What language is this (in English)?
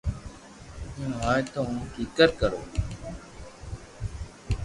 Loarki